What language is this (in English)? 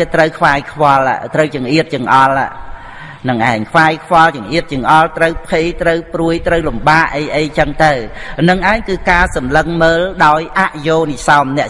Vietnamese